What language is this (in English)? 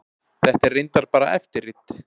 Icelandic